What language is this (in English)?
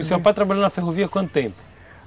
Portuguese